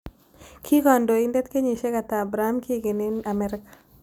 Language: Kalenjin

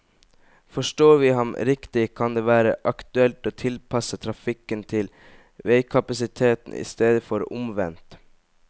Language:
Norwegian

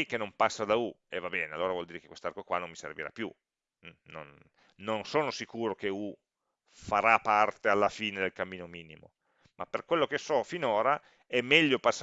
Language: Italian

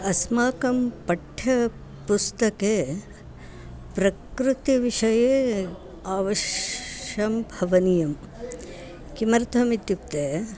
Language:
Sanskrit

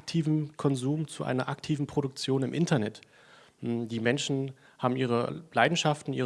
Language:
German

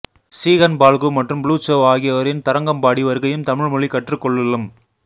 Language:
Tamil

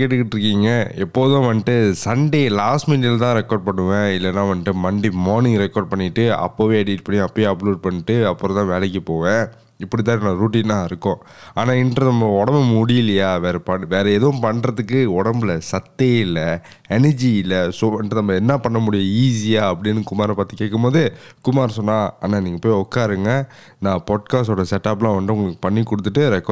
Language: Tamil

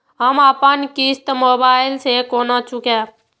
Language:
Maithili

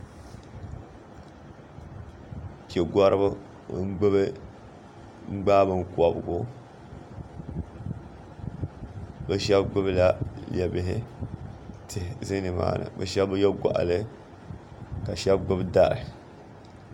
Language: Dagbani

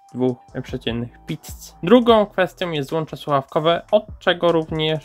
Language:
Polish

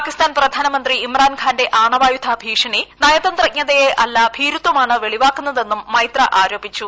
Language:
Malayalam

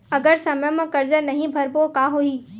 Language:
Chhattisgarhi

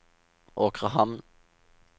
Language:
Norwegian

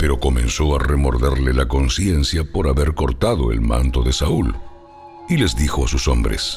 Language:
Spanish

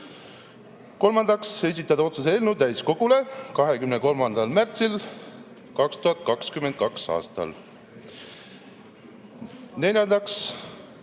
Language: Estonian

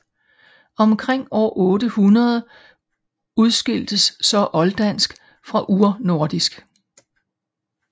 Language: Danish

